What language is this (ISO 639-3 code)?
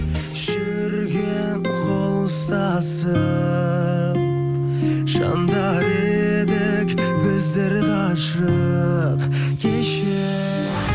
kaz